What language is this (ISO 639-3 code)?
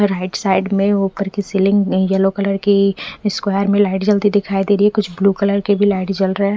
hin